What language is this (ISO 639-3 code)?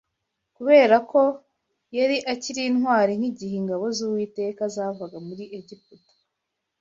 kin